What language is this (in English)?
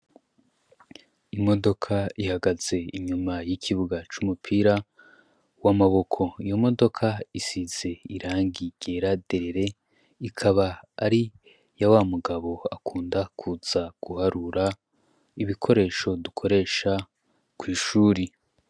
Rundi